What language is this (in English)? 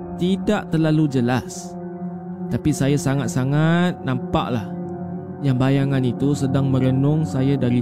Malay